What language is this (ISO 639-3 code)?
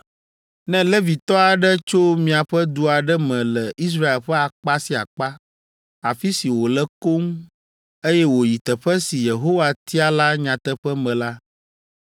ewe